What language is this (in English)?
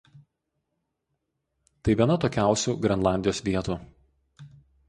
Lithuanian